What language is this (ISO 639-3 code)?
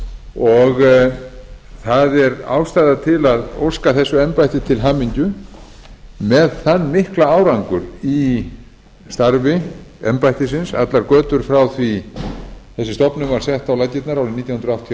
isl